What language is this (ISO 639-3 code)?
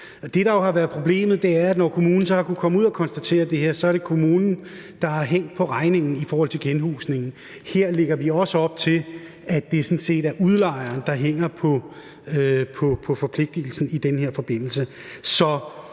dan